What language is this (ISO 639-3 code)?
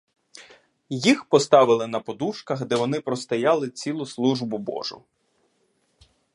ukr